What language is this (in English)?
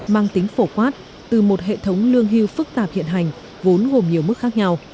Vietnamese